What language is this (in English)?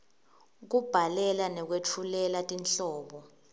Swati